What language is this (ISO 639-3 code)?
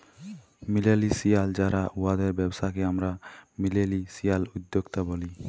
ben